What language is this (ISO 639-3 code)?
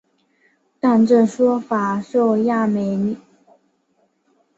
zho